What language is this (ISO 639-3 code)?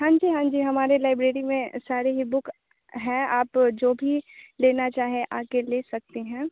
hin